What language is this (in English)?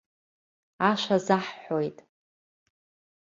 Abkhazian